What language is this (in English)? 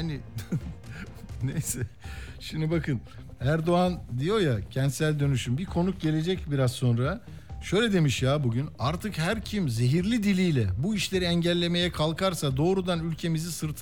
Turkish